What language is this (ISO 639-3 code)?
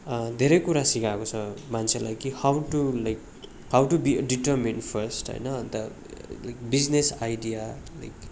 nep